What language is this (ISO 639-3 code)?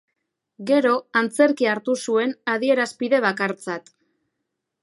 eus